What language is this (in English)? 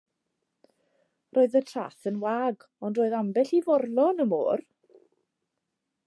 Welsh